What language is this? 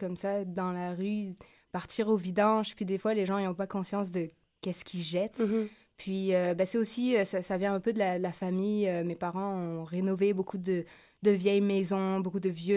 French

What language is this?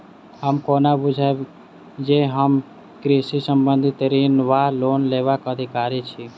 Maithili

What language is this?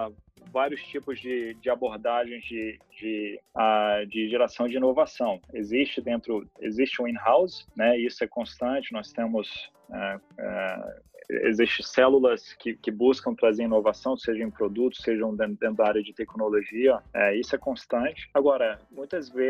Portuguese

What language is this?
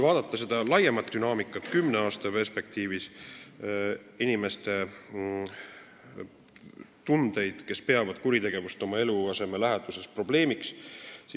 Estonian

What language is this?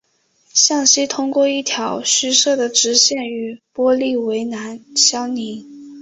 Chinese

